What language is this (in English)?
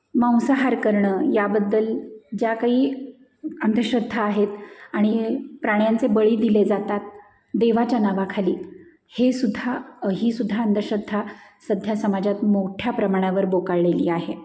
Marathi